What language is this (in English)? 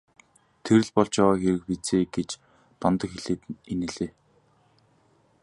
Mongolian